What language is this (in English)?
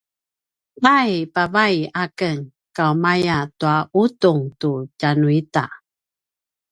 Paiwan